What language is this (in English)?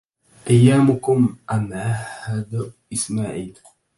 Arabic